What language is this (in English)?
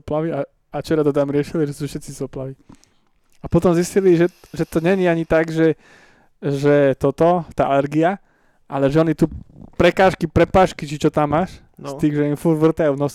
Slovak